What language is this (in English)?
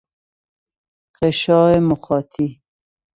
Persian